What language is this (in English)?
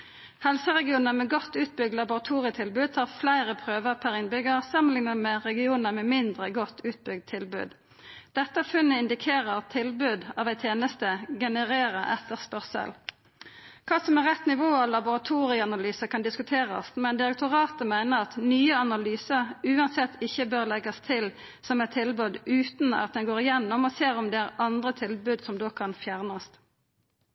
Norwegian Nynorsk